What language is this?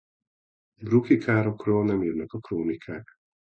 Hungarian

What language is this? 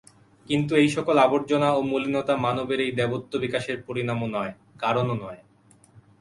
Bangla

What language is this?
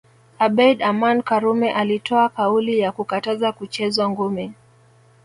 Swahili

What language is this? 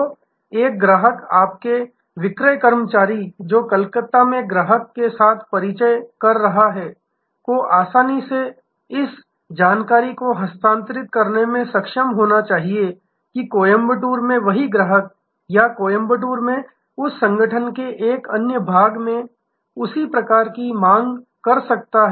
Hindi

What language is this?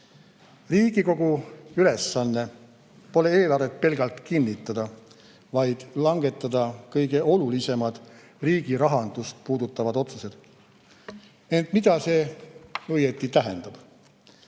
Estonian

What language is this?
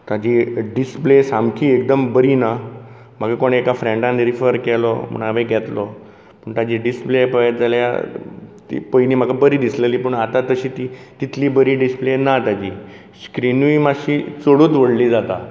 Konkani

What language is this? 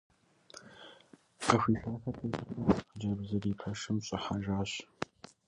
Kabardian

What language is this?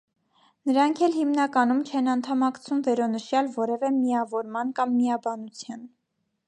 Armenian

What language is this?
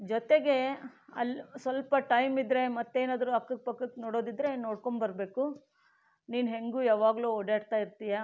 Kannada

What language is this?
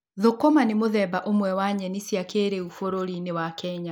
Kikuyu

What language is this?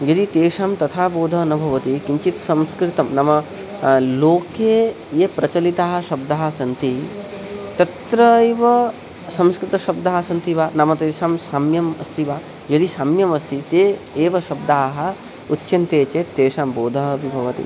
Sanskrit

